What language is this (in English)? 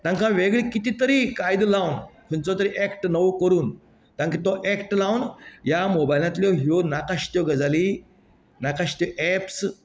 Konkani